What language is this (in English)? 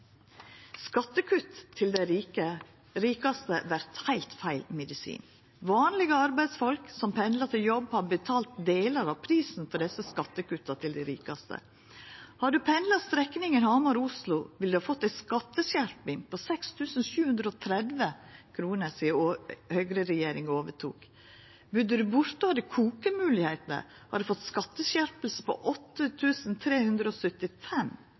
Norwegian Nynorsk